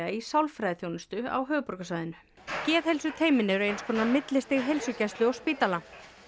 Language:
Icelandic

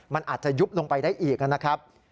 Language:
Thai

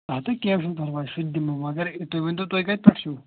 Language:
Kashmiri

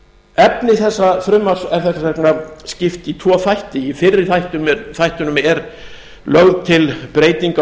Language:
Icelandic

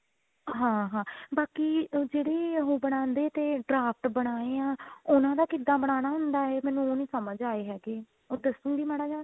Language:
Punjabi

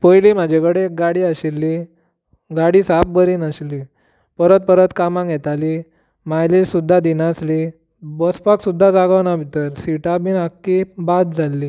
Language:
Konkani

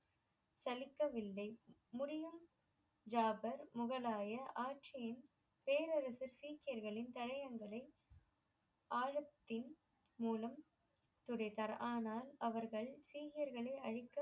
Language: Tamil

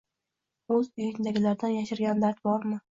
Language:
Uzbek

